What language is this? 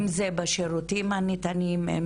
Hebrew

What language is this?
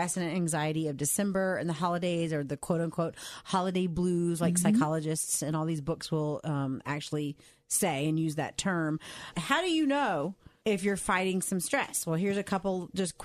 English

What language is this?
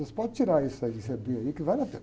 Portuguese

